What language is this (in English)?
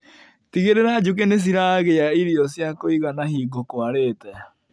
Kikuyu